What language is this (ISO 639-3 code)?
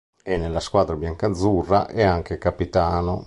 ita